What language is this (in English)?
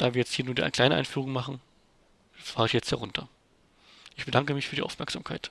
German